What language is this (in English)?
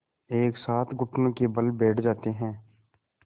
Hindi